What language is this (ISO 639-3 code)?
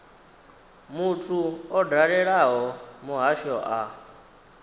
ven